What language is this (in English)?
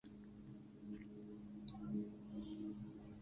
Swahili